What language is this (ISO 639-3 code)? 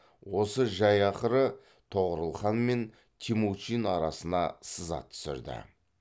kaz